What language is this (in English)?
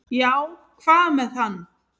Icelandic